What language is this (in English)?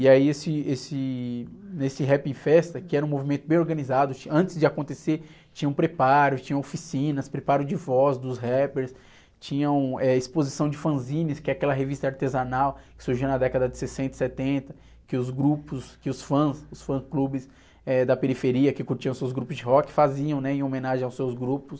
Portuguese